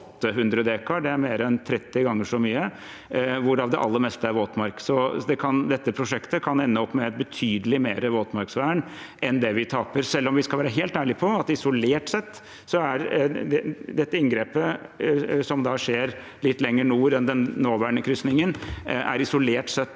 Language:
Norwegian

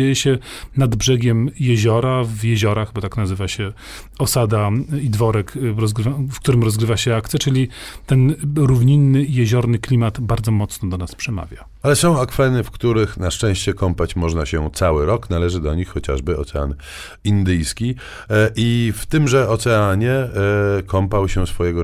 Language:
Polish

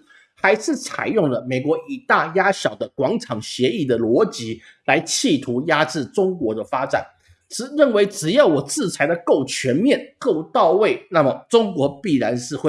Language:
Chinese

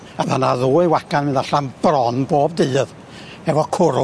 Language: Welsh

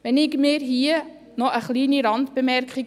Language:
Swiss German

